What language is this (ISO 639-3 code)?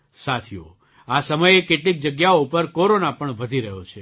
guj